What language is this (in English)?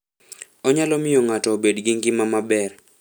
Luo (Kenya and Tanzania)